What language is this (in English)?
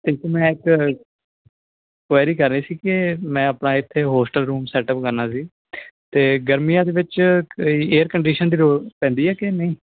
Punjabi